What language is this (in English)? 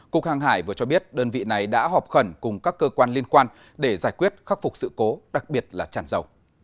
Vietnamese